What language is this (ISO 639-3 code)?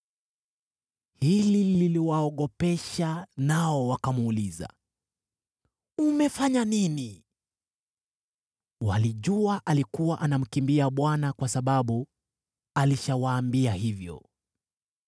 swa